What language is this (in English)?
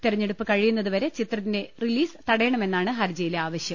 Malayalam